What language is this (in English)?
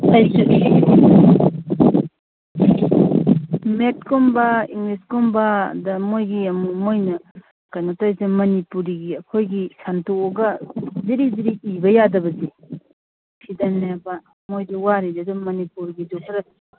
Manipuri